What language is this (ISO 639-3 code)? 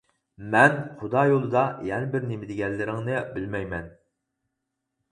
uig